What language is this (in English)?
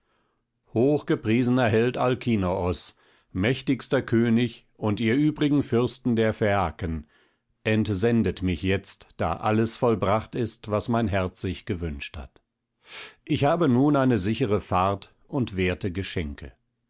German